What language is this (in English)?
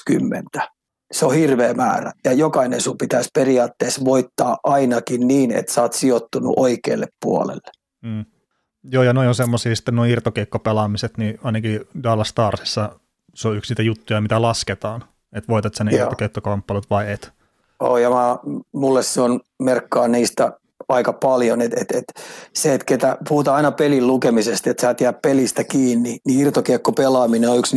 Finnish